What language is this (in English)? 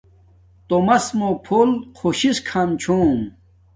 Domaaki